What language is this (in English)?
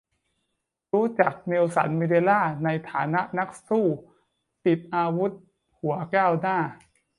Thai